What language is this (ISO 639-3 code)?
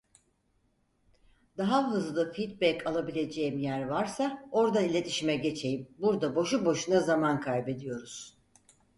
tur